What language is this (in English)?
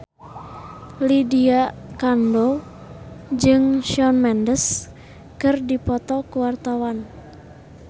Sundanese